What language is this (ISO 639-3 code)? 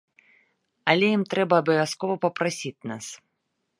bel